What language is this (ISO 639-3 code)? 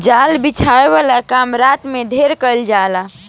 bho